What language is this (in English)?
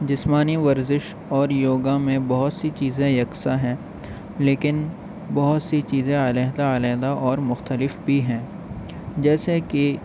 Urdu